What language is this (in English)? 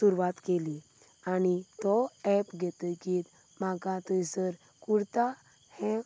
Konkani